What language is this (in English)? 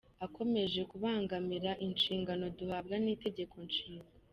Kinyarwanda